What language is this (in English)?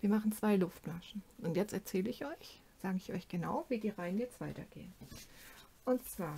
German